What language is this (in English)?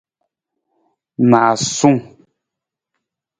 Nawdm